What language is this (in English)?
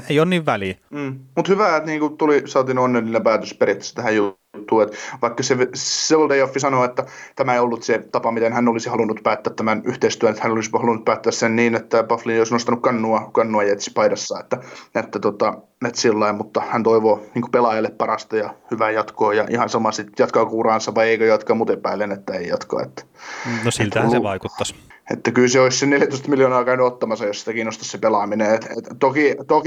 Finnish